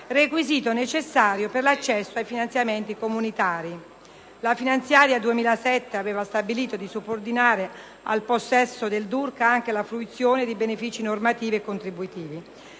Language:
Italian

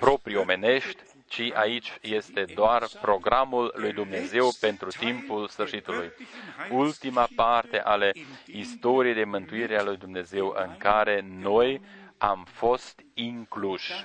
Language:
Romanian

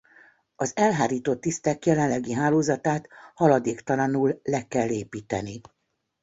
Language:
Hungarian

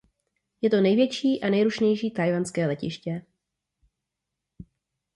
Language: Czech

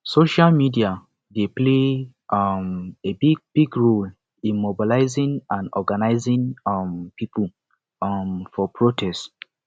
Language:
Nigerian Pidgin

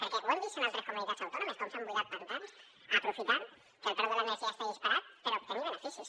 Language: Catalan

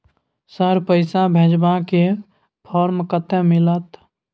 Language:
Maithili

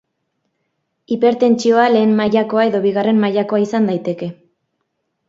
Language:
Basque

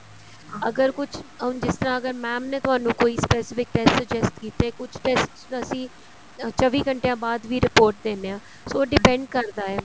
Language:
Punjabi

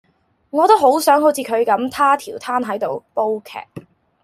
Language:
Cantonese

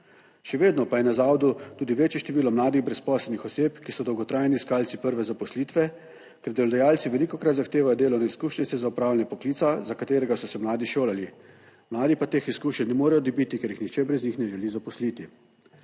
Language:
Slovenian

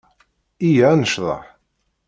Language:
Kabyle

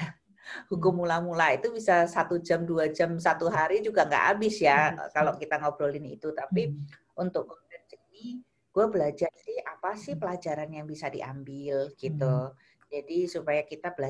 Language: Indonesian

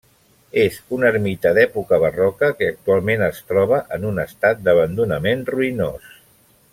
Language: Catalan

